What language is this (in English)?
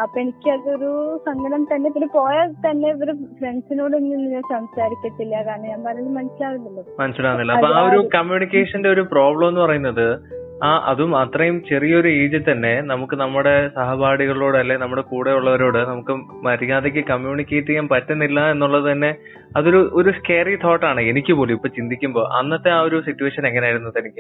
Malayalam